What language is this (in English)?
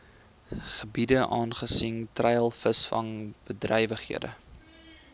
Afrikaans